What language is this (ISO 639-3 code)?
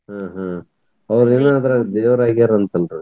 kan